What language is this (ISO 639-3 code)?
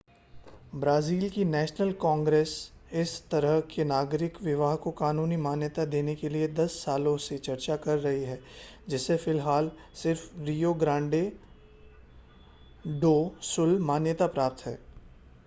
hin